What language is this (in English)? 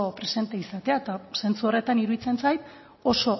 Basque